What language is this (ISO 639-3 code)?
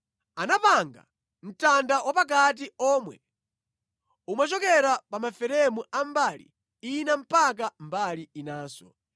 nya